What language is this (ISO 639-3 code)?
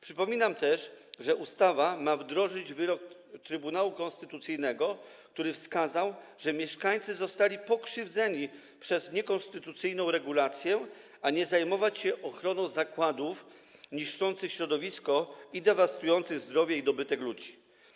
pol